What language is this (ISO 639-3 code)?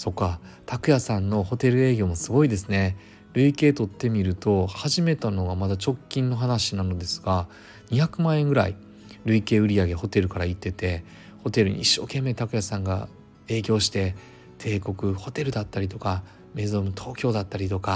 jpn